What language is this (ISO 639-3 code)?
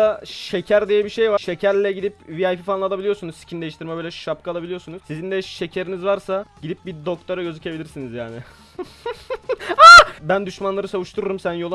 tur